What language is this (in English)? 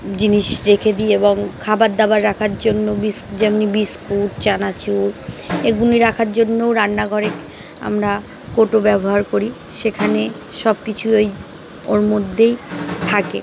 Bangla